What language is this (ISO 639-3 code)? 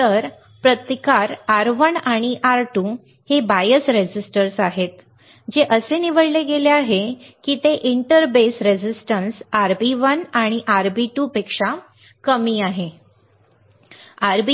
mar